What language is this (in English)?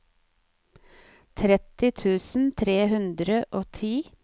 Norwegian